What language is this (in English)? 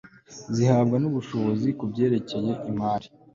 Kinyarwanda